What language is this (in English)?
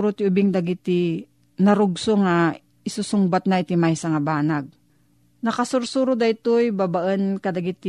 Filipino